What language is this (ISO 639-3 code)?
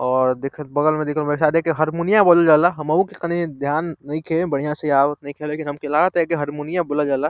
bho